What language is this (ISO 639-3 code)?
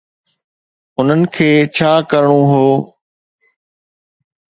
snd